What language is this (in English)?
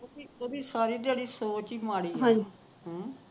Punjabi